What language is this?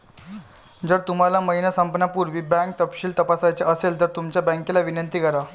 Marathi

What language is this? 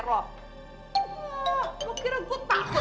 Indonesian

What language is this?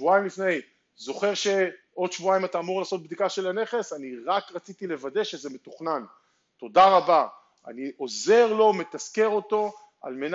Hebrew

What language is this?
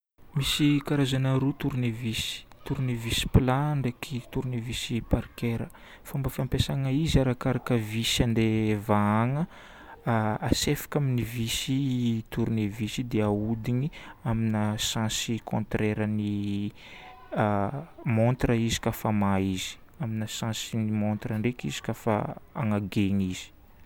Northern Betsimisaraka Malagasy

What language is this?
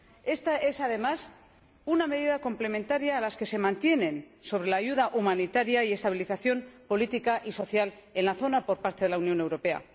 Spanish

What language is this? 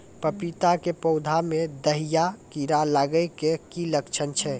Maithili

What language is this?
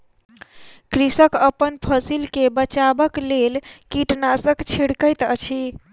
Maithili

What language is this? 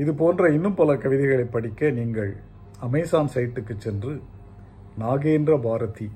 Tamil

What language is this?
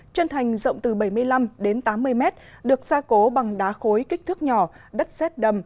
Vietnamese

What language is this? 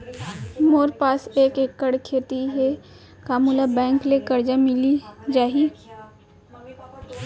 Chhattisgarhi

